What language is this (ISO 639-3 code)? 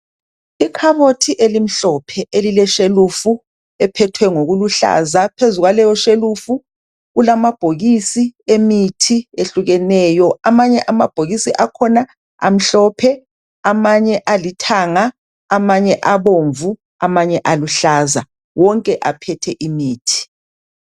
nde